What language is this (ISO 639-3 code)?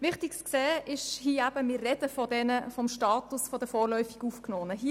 gsw